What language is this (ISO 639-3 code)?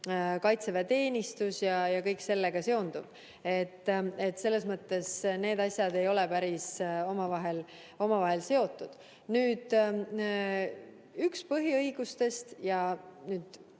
est